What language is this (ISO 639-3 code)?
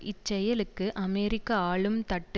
tam